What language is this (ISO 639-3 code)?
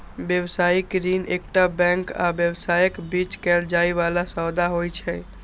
mai